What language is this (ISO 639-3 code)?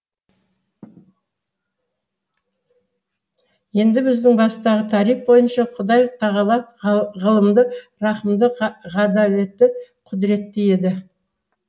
kaz